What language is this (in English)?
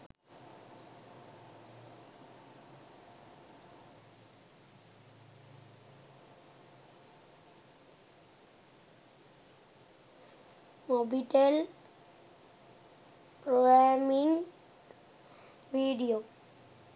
Sinhala